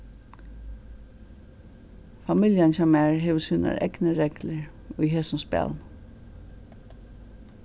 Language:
Faroese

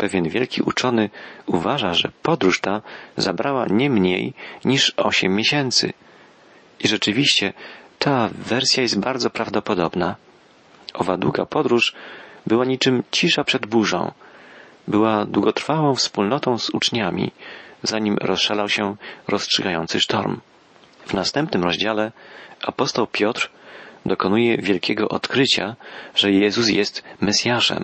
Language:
Polish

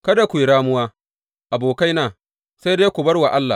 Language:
Hausa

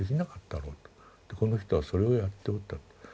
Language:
Japanese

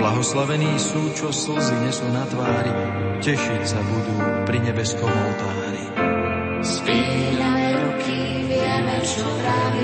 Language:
Slovak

